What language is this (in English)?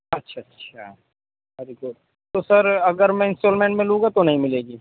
Urdu